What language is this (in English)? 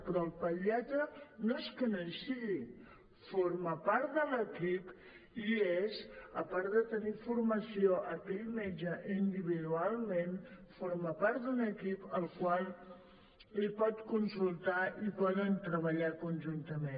Catalan